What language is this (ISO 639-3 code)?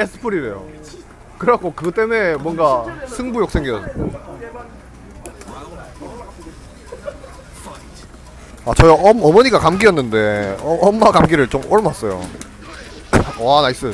kor